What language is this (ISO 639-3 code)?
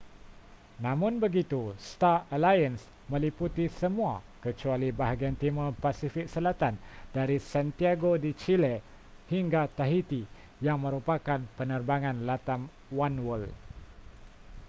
msa